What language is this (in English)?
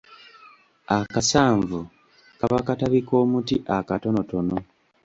Ganda